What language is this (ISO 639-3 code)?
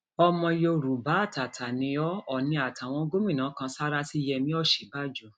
yor